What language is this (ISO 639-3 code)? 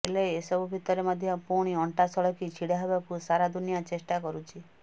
ori